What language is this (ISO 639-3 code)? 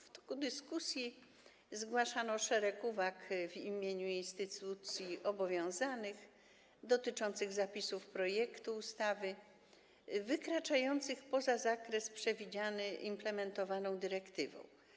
pol